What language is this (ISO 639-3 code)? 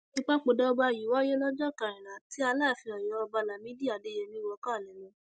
yor